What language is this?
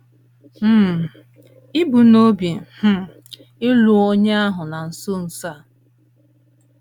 Igbo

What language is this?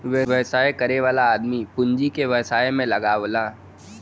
Bhojpuri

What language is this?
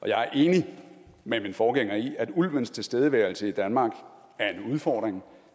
Danish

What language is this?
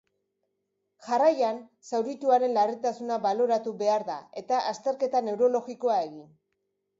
Basque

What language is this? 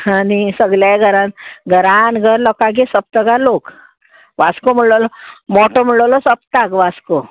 Konkani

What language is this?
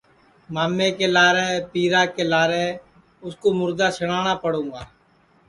Sansi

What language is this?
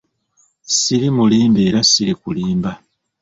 Ganda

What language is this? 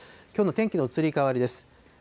Japanese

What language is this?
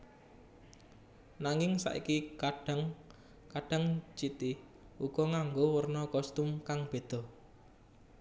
Javanese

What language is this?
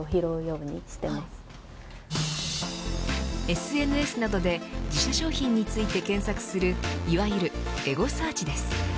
Japanese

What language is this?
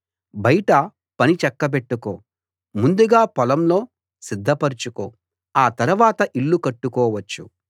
Telugu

